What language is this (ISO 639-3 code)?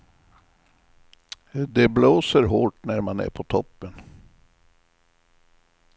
swe